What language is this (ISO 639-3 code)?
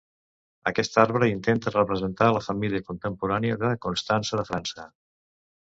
cat